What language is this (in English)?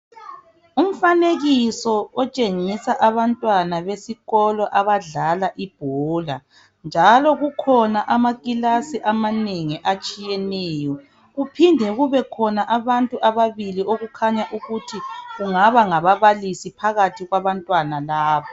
North Ndebele